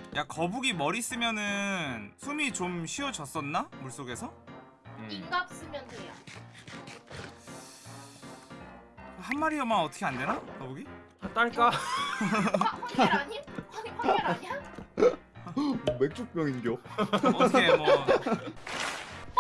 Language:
Korean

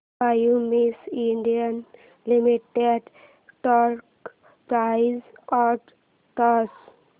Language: Marathi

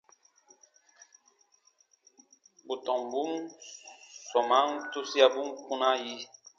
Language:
Baatonum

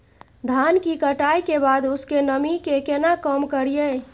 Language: Maithili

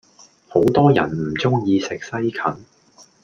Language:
Cantonese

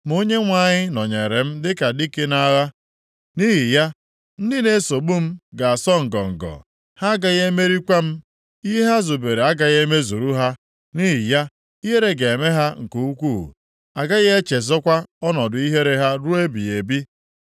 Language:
Igbo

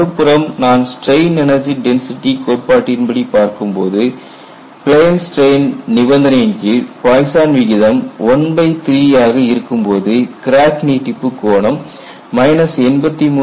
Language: Tamil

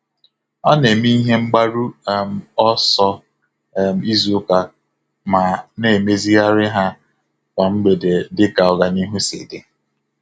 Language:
Igbo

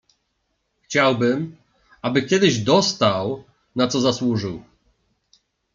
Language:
Polish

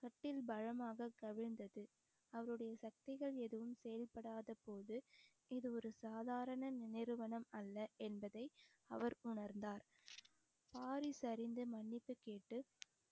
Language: Tamil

